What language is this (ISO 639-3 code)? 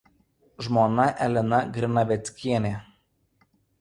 lit